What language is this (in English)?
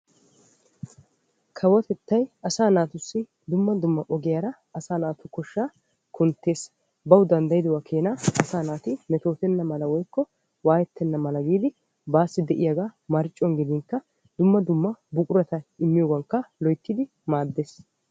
Wolaytta